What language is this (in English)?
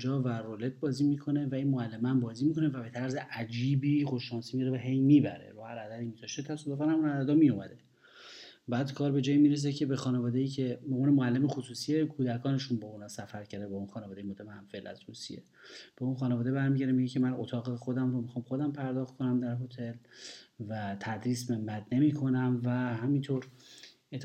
Persian